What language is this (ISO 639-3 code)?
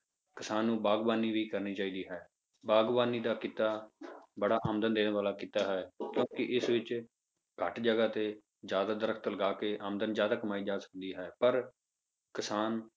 pan